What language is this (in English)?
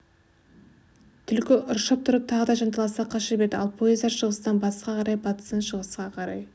Kazakh